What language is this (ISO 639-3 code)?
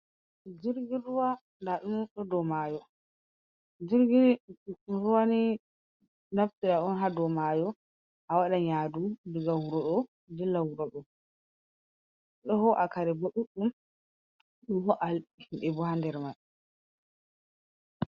ful